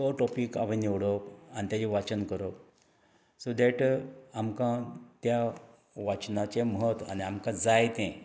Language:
Konkani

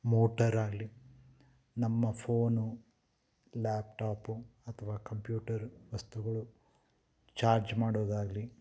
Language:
Kannada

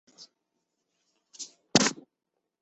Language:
Chinese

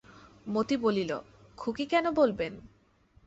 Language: Bangla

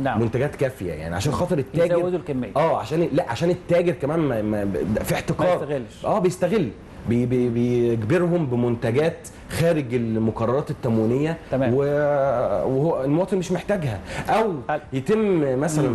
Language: Arabic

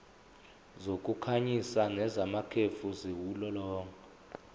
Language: Zulu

